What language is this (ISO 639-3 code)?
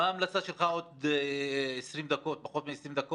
heb